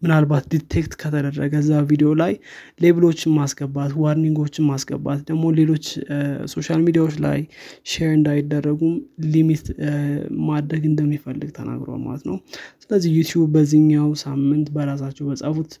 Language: Amharic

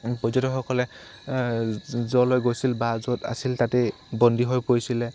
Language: Assamese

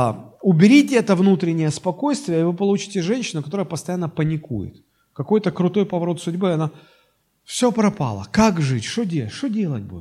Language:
Russian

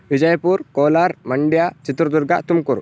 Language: Sanskrit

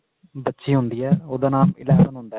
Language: Punjabi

